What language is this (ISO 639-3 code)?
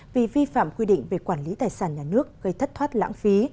vie